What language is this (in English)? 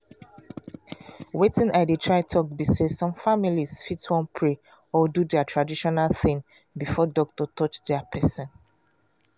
Nigerian Pidgin